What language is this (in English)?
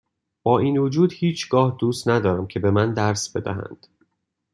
Persian